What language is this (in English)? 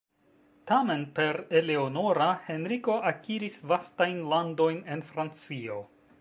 Esperanto